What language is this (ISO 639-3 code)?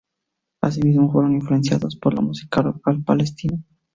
spa